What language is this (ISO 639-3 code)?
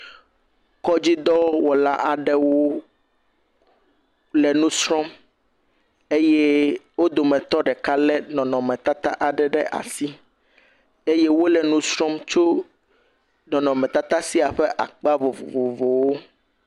ewe